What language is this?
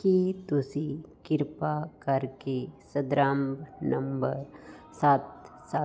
Punjabi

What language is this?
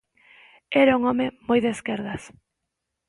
Galician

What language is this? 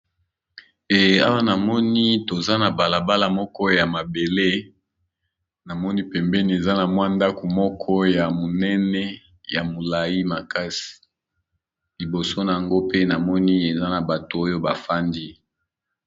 Lingala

